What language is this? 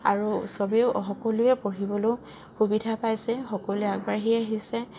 Assamese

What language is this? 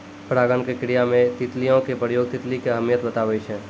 Maithili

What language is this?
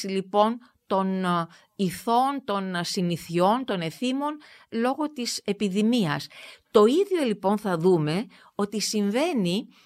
Greek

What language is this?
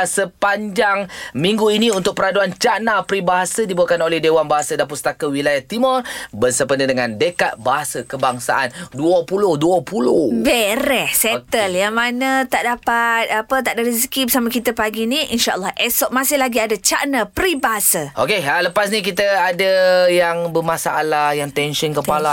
Malay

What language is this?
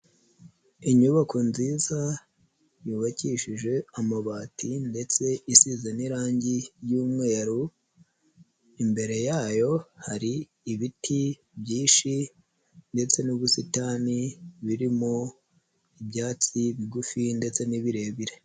Kinyarwanda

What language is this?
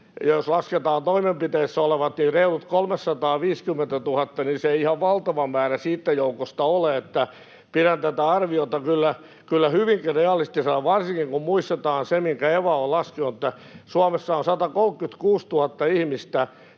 Finnish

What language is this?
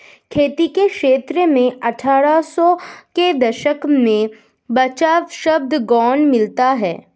Hindi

